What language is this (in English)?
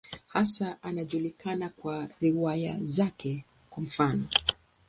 Swahili